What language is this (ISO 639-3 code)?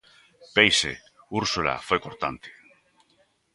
glg